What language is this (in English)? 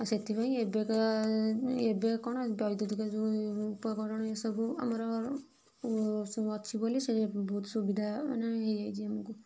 Odia